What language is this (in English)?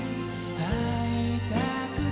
Japanese